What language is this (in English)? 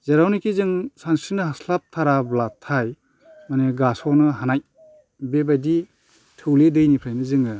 Bodo